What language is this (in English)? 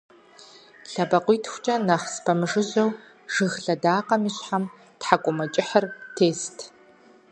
Kabardian